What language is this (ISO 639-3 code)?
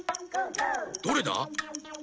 jpn